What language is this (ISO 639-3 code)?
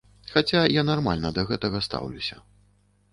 bel